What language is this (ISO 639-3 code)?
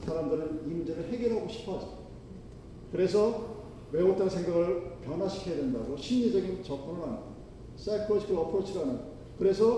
kor